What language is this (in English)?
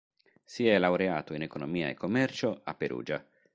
Italian